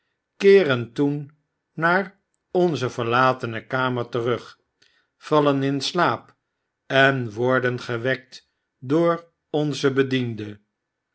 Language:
Dutch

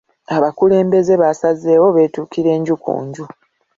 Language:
Ganda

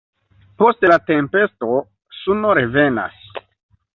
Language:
Esperanto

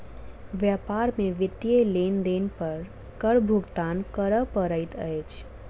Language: Maithili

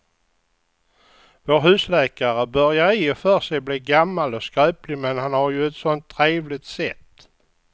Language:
Swedish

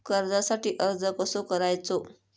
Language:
Marathi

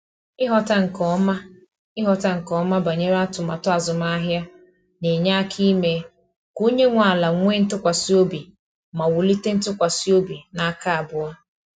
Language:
Igbo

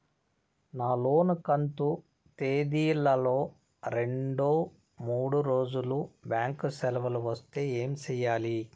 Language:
Telugu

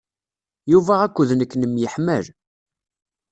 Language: Kabyle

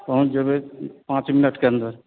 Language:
Maithili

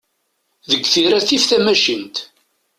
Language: Kabyle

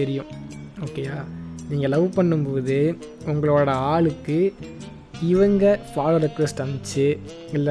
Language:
Tamil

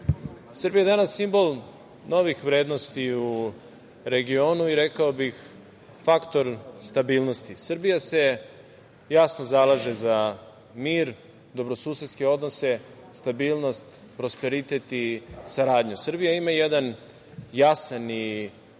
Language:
Serbian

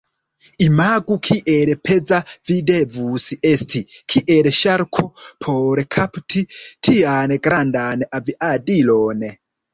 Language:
Esperanto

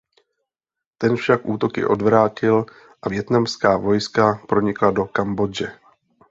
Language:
Czech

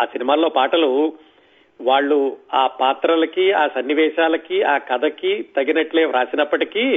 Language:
Telugu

